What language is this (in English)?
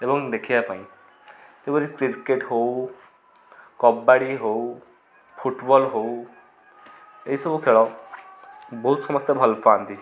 Odia